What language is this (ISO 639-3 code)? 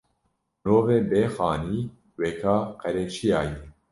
kur